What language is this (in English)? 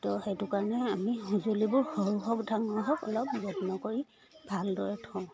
Assamese